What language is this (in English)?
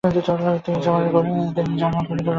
Bangla